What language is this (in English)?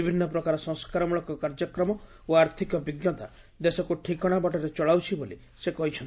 Odia